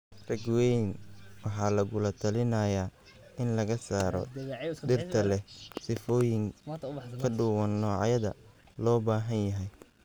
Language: Somali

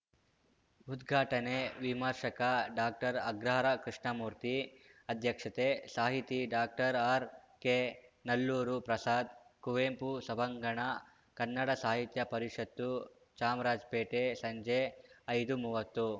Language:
Kannada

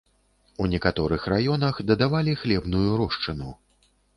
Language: Belarusian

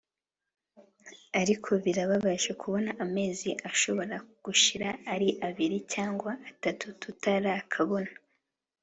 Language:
Kinyarwanda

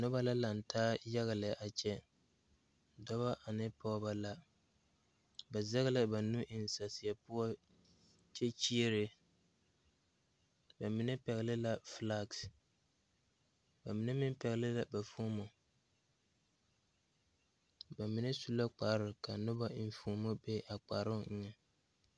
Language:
Southern Dagaare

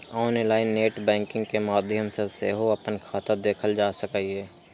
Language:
Maithili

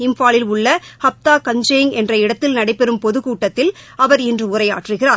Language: Tamil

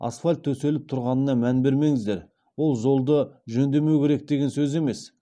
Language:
Kazakh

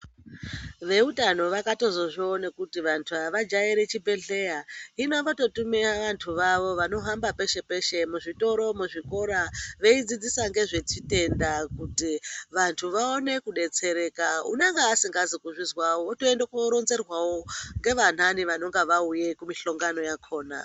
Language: Ndau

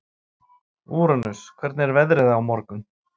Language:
Icelandic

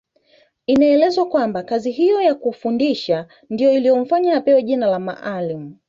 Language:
Swahili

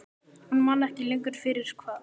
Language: Icelandic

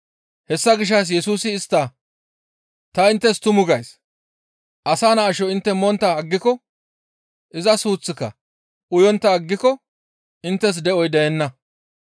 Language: Gamo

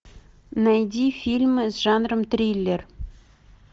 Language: Russian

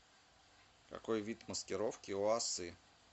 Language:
Russian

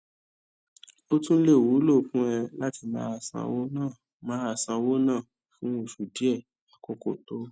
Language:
Yoruba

